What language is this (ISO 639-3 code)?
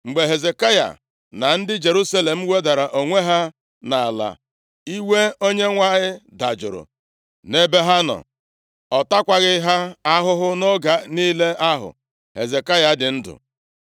ibo